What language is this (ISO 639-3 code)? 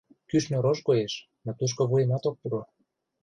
chm